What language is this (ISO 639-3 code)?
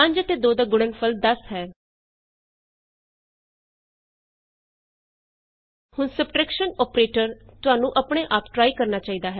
pan